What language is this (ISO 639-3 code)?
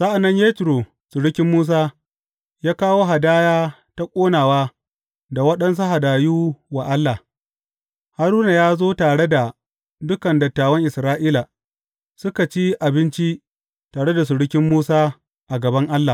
hau